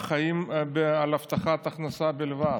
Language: Hebrew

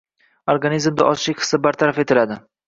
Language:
Uzbek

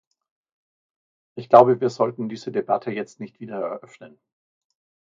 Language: German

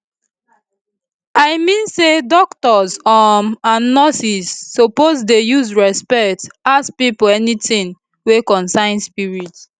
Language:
Nigerian Pidgin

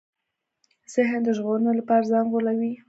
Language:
Pashto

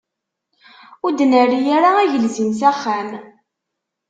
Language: Kabyle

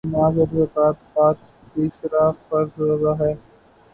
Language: Urdu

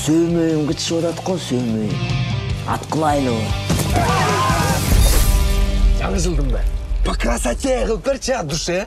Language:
Turkish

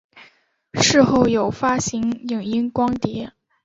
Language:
Chinese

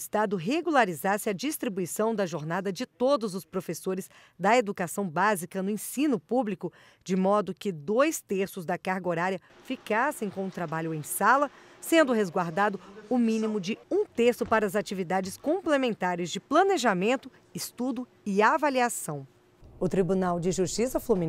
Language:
Portuguese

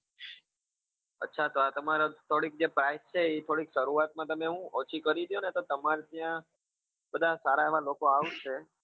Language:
Gujarati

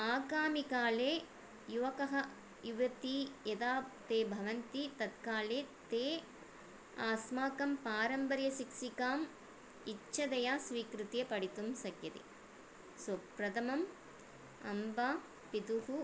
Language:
Sanskrit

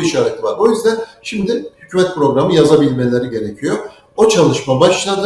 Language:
Turkish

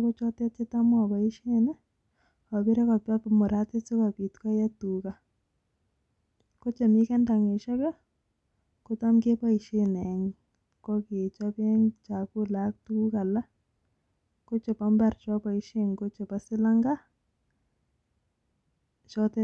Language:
Kalenjin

